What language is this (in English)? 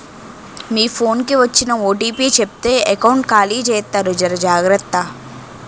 Telugu